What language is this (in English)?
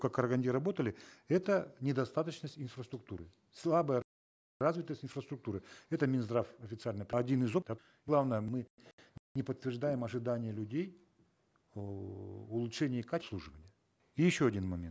Kazakh